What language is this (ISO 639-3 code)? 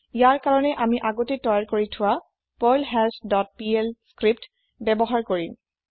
asm